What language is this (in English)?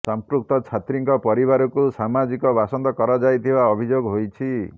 Odia